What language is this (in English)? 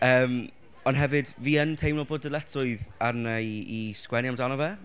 Welsh